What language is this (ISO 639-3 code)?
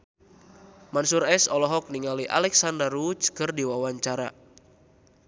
sun